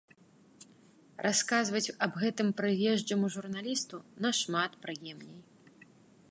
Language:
Belarusian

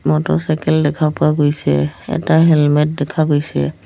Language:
Assamese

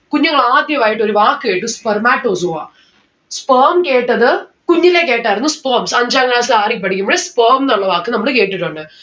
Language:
Malayalam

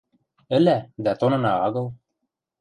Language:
Western Mari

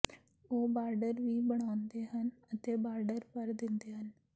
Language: Punjabi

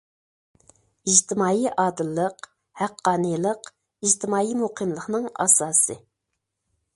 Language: Uyghur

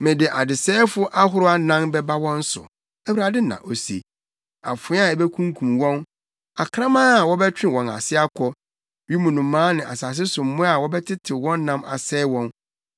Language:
Akan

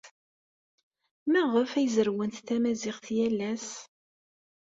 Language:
Kabyle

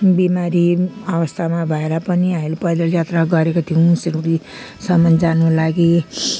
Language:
Nepali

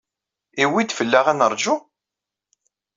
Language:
Kabyle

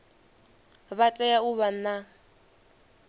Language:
Venda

